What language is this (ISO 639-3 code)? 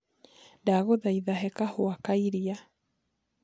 kik